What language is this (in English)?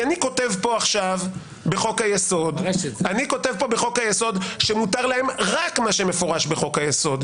Hebrew